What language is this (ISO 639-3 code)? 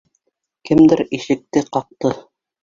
bak